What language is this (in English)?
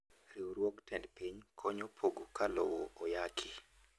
Luo (Kenya and Tanzania)